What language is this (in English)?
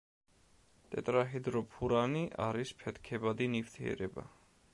Georgian